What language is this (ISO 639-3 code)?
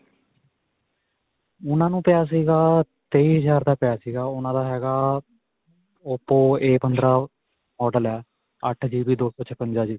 pan